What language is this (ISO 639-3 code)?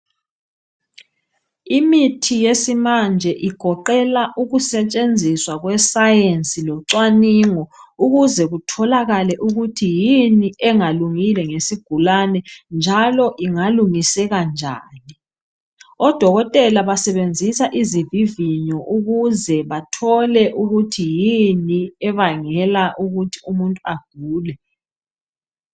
nde